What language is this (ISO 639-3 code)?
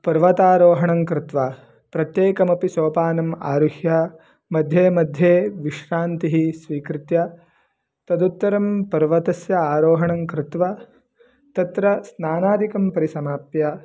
san